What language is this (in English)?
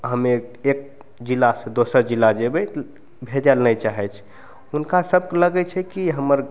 Maithili